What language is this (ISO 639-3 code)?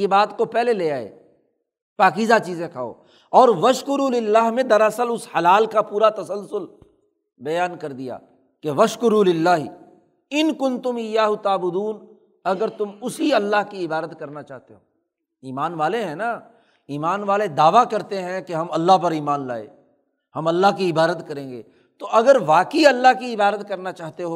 urd